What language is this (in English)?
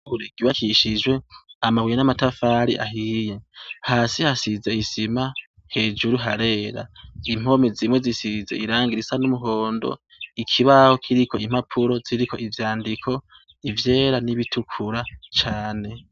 Rundi